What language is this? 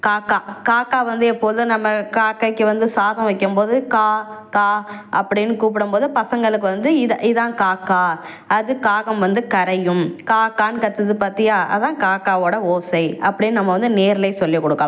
Tamil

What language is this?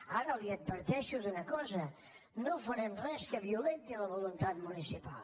Catalan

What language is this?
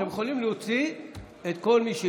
Hebrew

